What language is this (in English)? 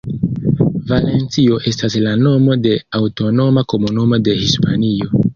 Esperanto